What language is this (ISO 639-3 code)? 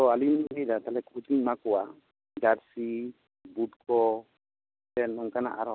sat